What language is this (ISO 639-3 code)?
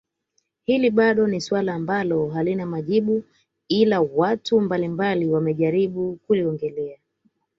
swa